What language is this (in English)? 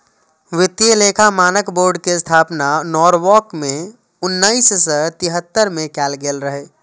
Maithili